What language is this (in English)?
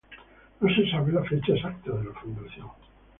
Spanish